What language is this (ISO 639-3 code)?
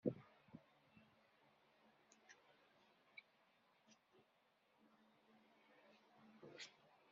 kab